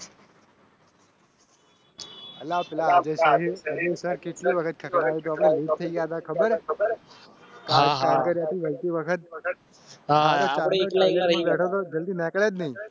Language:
Gujarati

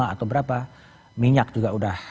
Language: Indonesian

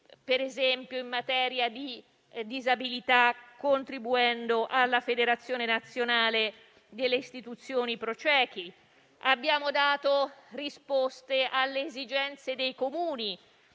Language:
Italian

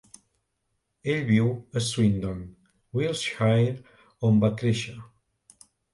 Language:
Catalan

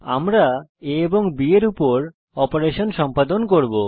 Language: Bangla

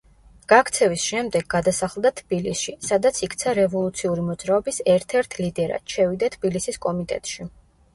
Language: Georgian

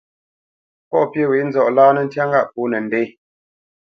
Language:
Bamenyam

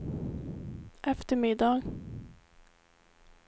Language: Swedish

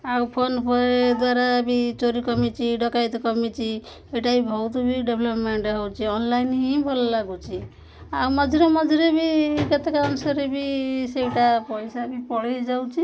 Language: Odia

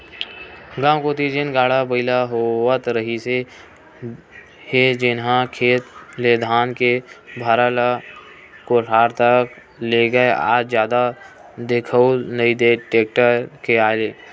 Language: Chhattisgarhi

